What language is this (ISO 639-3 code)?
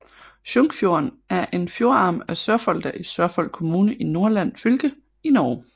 dan